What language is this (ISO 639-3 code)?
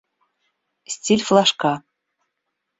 rus